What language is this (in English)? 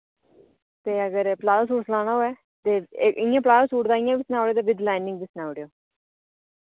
Dogri